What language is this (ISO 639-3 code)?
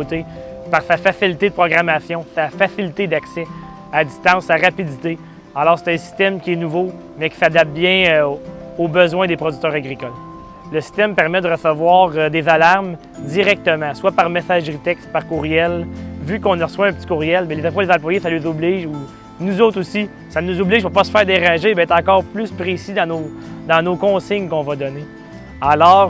fra